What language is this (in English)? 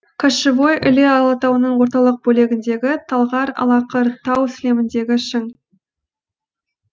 Kazakh